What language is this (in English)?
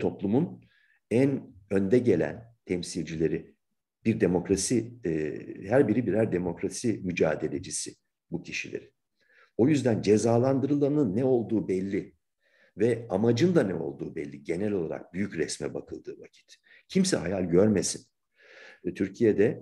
Turkish